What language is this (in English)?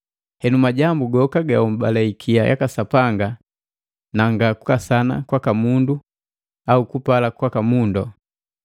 Matengo